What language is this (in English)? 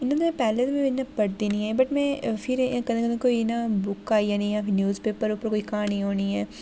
Dogri